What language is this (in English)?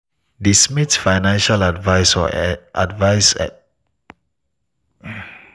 Nigerian Pidgin